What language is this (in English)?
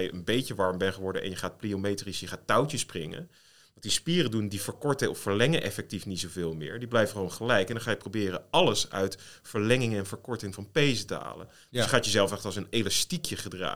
Dutch